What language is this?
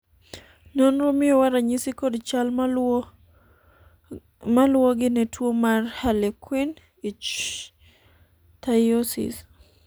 Luo (Kenya and Tanzania)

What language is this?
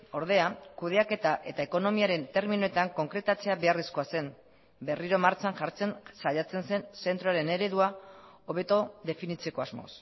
Basque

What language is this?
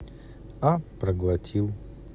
Russian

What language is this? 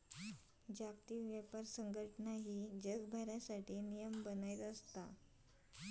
Marathi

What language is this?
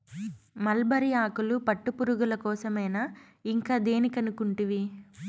Telugu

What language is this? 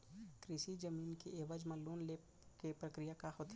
Chhattisgarhi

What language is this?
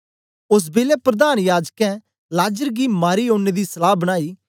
Dogri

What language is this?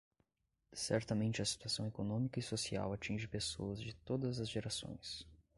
Portuguese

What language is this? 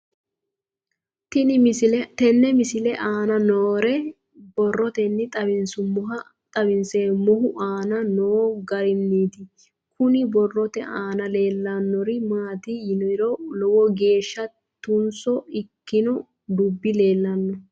Sidamo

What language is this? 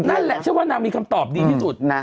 Thai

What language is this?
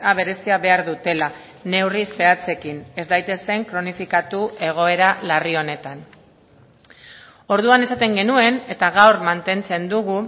Basque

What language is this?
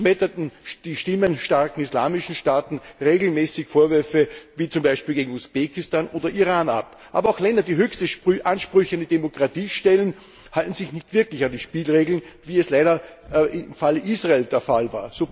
German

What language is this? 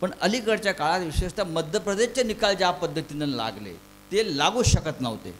Marathi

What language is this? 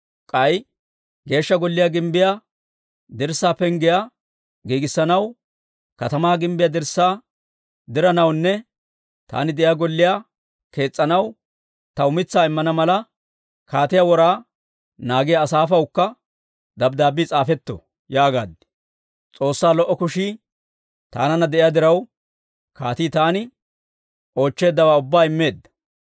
Dawro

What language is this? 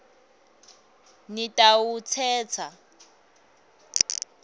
Swati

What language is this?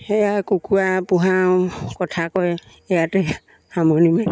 Assamese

